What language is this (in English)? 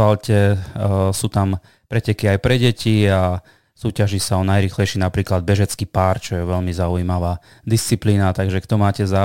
Slovak